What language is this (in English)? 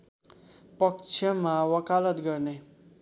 Nepali